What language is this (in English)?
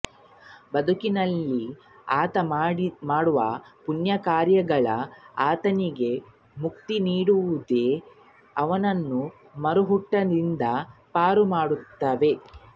Kannada